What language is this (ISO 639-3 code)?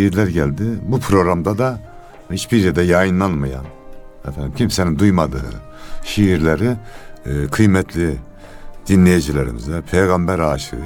tur